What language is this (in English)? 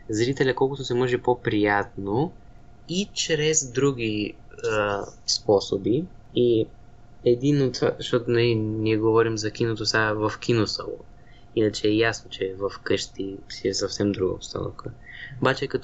Bulgarian